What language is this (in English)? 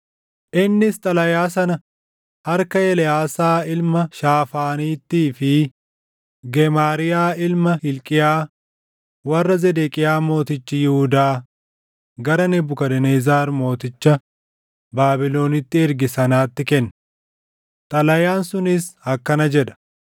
Oromo